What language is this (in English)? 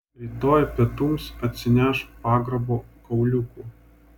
Lithuanian